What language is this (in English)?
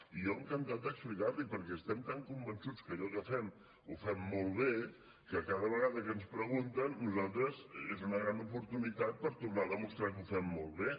Catalan